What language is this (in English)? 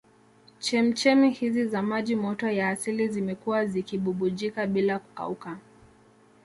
Swahili